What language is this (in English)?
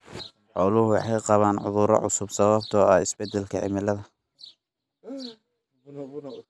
Somali